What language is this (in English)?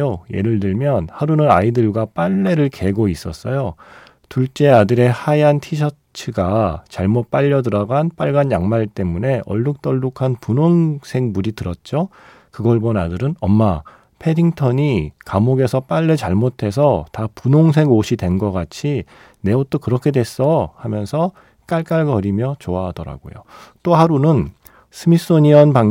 Korean